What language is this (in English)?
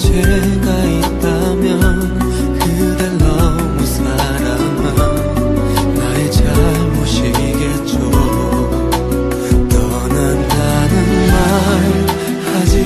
Korean